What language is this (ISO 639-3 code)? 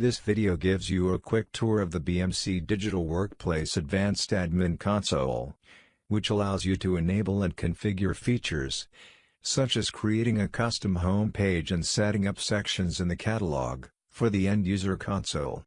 eng